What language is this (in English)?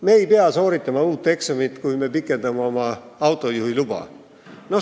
Estonian